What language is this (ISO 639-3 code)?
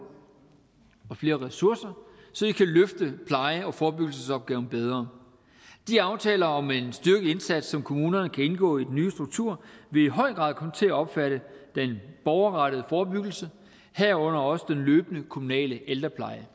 dan